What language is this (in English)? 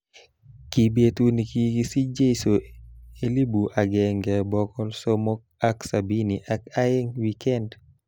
Kalenjin